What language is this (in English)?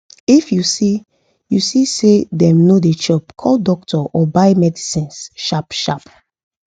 Nigerian Pidgin